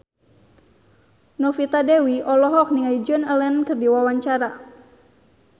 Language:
Sundanese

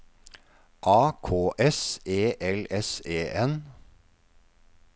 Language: Norwegian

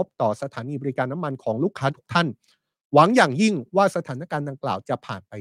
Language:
Thai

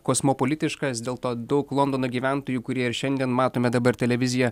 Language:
Lithuanian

